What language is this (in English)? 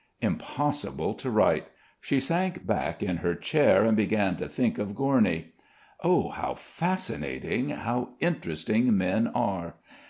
English